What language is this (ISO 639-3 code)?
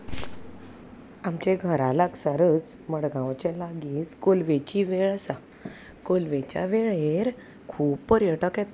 kok